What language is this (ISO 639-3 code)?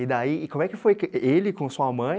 por